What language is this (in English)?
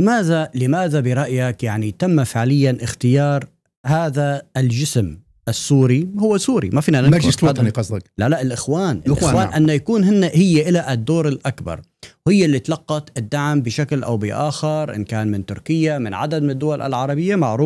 Arabic